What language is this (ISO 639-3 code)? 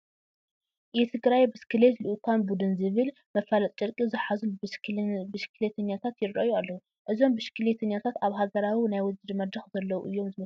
tir